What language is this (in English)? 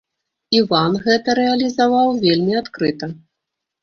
Belarusian